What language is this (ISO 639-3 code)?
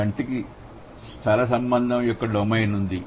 tel